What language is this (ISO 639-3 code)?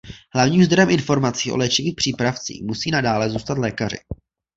ces